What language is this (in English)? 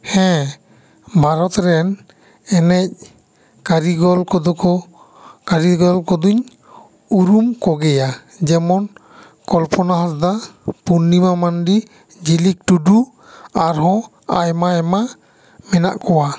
Santali